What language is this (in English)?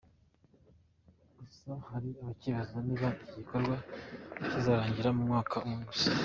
Kinyarwanda